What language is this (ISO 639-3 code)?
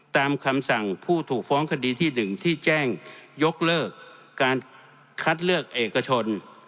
tha